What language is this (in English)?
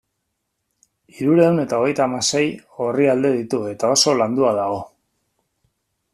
Basque